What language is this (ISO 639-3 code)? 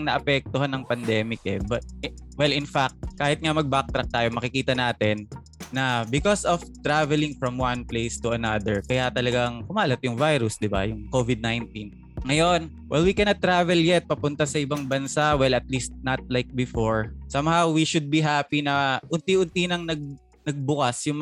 fil